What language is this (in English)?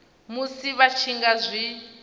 Venda